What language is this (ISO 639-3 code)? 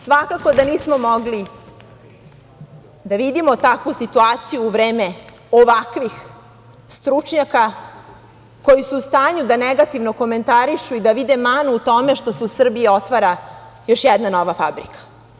srp